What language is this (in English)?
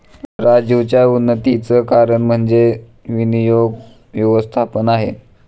Marathi